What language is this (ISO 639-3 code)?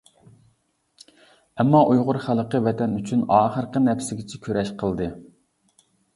uig